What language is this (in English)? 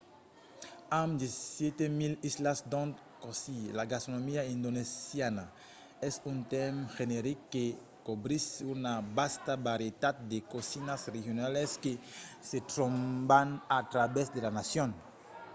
Occitan